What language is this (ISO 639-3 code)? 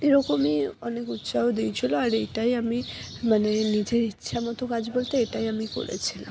ben